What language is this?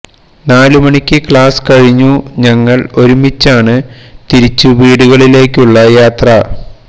Malayalam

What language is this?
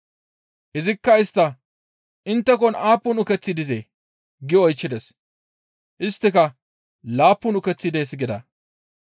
Gamo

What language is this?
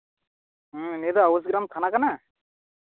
Santali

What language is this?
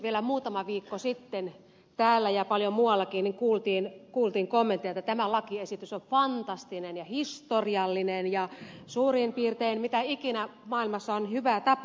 Finnish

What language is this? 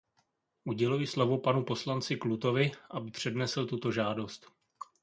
Czech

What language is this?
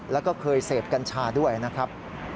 Thai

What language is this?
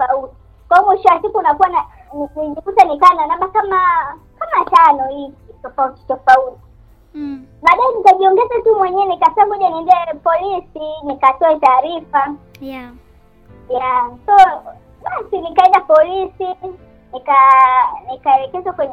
Swahili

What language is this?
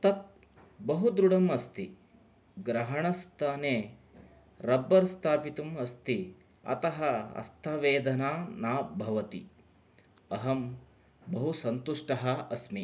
Sanskrit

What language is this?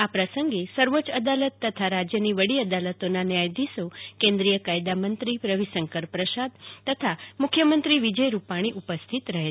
Gujarati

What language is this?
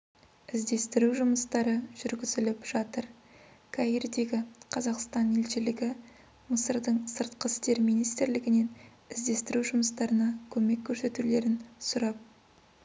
Kazakh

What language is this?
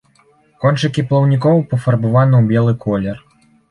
Belarusian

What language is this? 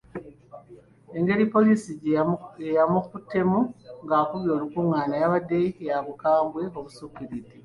Ganda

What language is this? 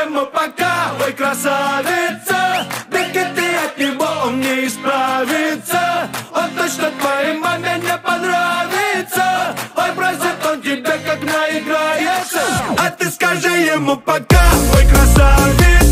Russian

